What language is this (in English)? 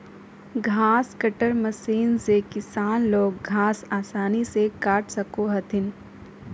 Magahi